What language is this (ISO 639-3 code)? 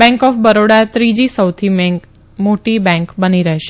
guj